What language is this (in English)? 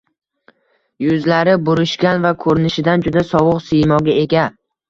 Uzbek